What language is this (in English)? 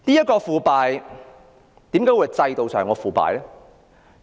Cantonese